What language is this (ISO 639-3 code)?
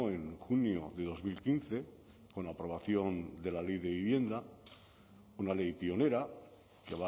spa